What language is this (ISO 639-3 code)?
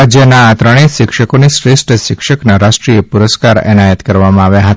guj